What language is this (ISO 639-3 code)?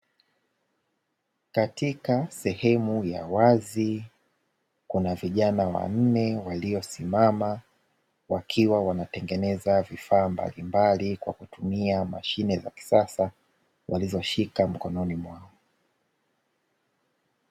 swa